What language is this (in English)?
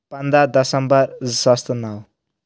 Kashmiri